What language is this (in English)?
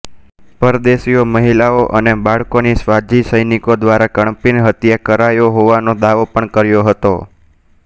Gujarati